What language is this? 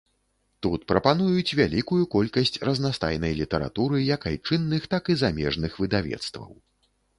Belarusian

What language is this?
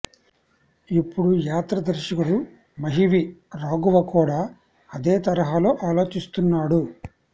Telugu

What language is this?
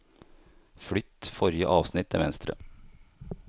Norwegian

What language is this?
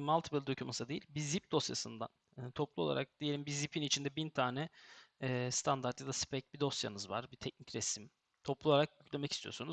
Turkish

